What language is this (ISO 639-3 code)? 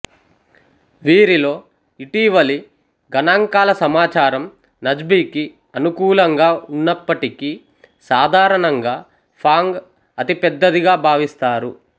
tel